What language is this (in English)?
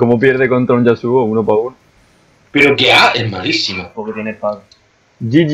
Spanish